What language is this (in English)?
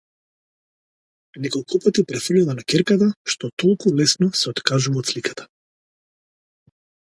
Macedonian